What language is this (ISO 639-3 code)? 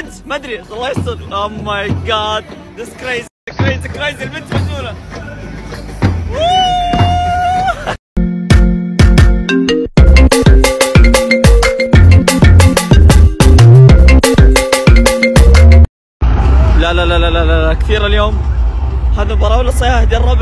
ara